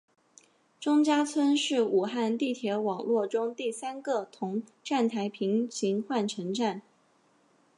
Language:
Chinese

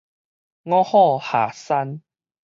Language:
Min Nan Chinese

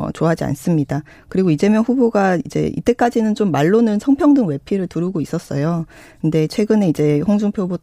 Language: Korean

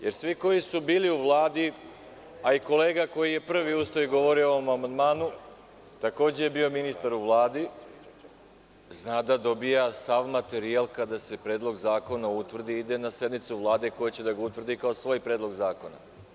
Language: Serbian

